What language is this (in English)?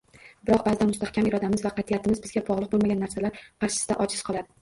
Uzbek